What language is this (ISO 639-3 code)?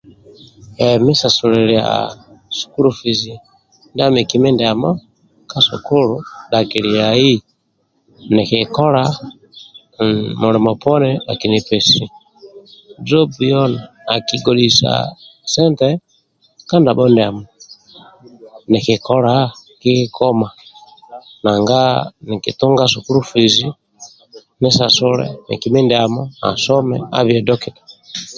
rwm